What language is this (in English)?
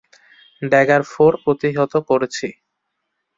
Bangla